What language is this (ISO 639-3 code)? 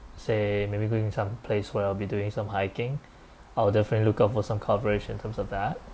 eng